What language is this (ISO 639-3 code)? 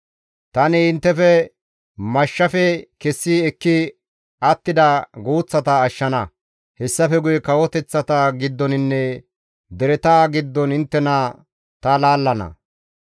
gmv